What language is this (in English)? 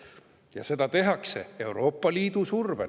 Estonian